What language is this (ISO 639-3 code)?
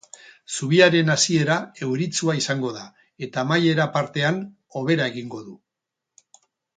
eus